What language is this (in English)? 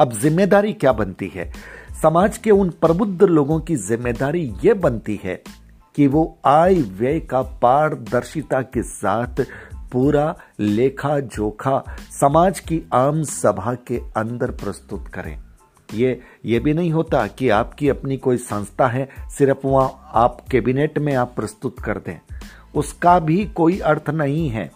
Hindi